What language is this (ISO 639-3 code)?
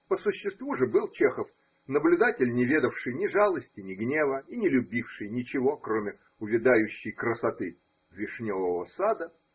rus